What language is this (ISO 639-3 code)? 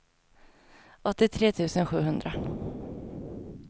swe